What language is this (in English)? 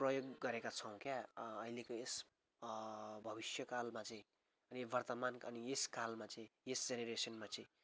Nepali